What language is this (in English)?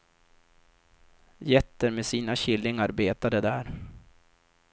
Swedish